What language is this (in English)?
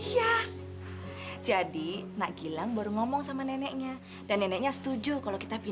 Indonesian